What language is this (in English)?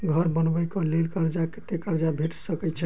Maithili